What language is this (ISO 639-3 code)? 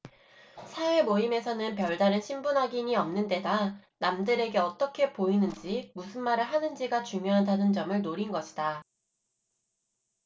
kor